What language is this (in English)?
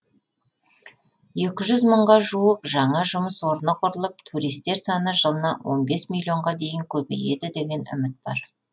Kazakh